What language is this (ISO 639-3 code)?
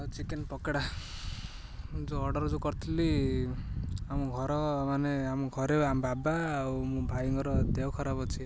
ori